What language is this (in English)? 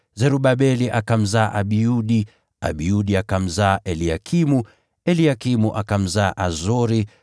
Swahili